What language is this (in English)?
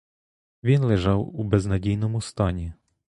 Ukrainian